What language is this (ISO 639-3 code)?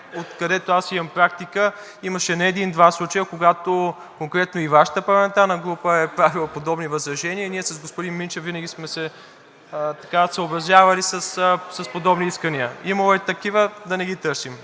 bul